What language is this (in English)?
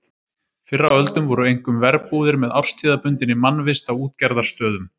Icelandic